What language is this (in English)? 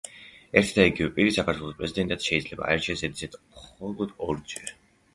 Georgian